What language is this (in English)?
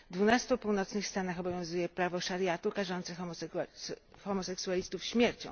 Polish